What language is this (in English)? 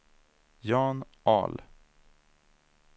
Swedish